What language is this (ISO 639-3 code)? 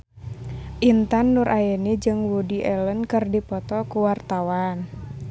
sun